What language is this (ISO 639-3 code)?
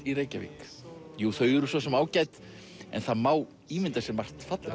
isl